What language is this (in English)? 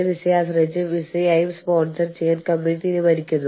Malayalam